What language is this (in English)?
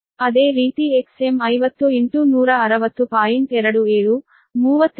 Kannada